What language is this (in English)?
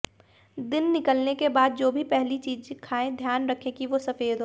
Hindi